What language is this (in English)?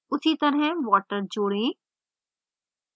Hindi